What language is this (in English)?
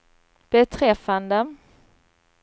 Swedish